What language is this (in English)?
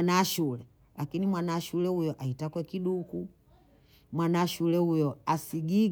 Bondei